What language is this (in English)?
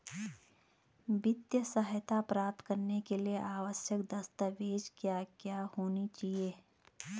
Hindi